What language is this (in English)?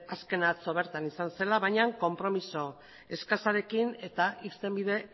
Basque